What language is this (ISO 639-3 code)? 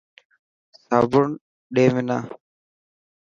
mki